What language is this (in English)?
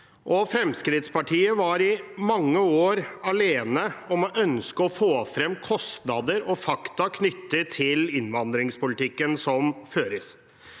Norwegian